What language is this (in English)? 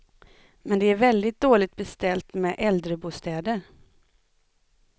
Swedish